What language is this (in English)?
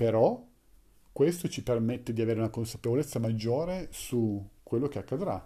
Italian